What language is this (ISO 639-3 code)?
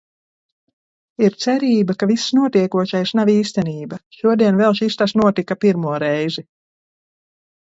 lav